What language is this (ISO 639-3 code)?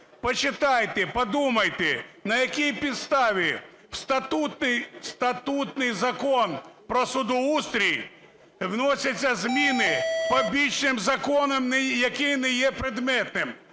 ukr